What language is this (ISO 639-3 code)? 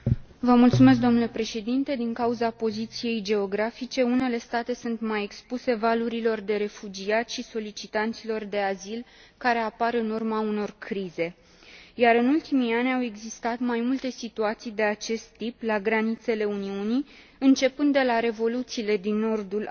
ron